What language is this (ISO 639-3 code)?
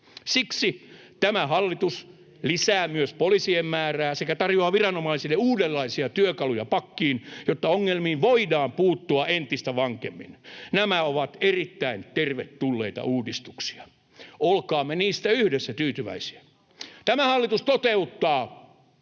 fin